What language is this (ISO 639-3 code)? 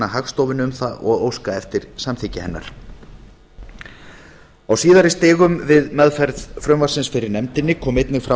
isl